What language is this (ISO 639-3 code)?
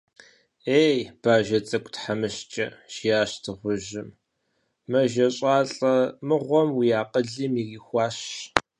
kbd